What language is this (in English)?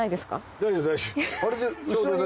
Japanese